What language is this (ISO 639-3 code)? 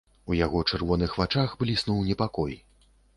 bel